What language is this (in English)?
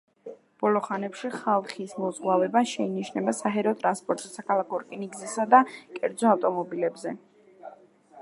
Georgian